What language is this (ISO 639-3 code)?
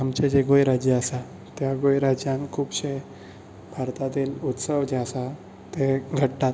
kok